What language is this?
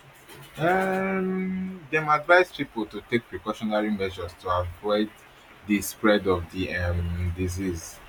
Nigerian Pidgin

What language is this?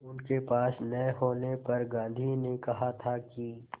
Hindi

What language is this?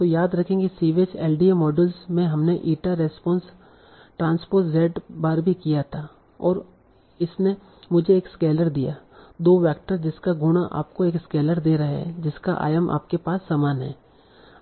Hindi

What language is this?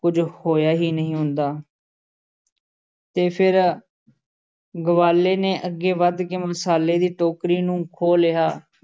Punjabi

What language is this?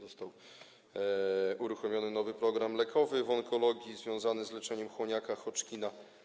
Polish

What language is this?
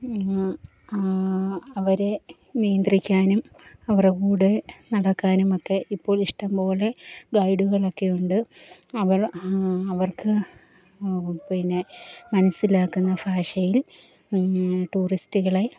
Malayalam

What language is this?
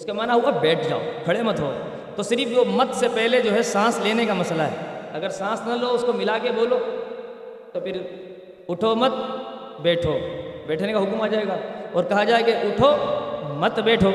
Urdu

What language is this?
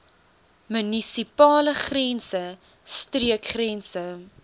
Afrikaans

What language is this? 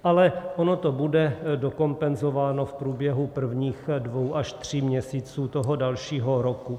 Czech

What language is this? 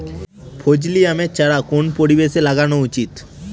Bangla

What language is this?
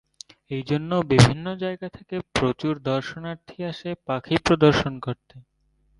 Bangla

